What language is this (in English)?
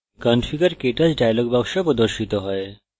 Bangla